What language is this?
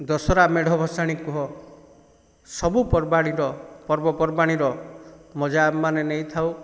Odia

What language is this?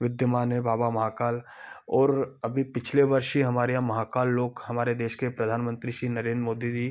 Hindi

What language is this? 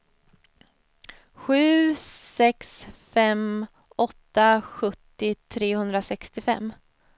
Swedish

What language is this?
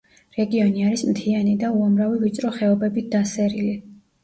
Georgian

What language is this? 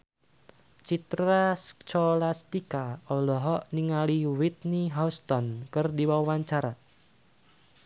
Sundanese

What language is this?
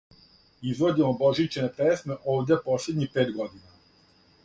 Serbian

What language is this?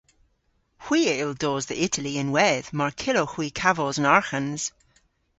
Cornish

